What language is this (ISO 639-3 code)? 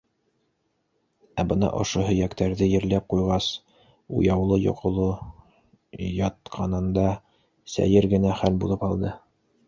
bak